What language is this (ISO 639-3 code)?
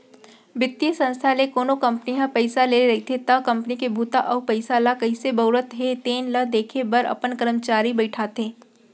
hne